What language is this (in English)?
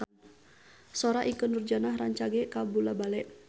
Sundanese